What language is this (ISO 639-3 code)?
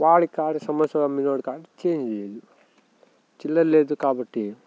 tel